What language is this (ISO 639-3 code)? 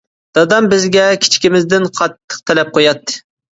uig